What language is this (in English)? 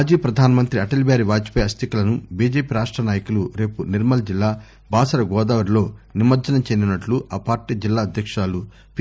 Telugu